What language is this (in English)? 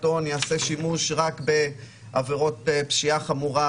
Hebrew